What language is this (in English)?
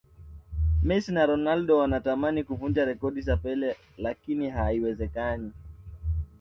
Swahili